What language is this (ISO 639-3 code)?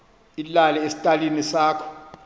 xho